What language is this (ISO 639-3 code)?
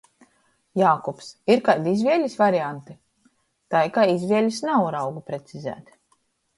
ltg